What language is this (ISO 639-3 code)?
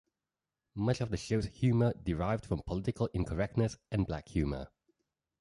eng